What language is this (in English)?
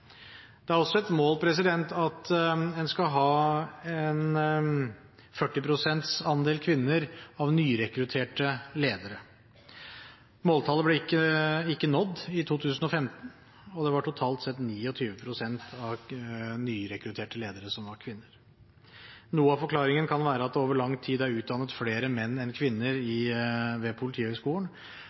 Norwegian Bokmål